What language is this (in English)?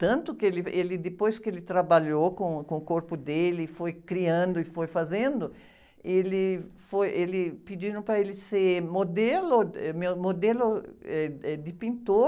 Portuguese